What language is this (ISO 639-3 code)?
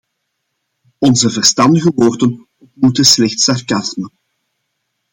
nld